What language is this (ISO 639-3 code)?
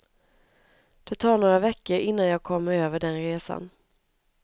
swe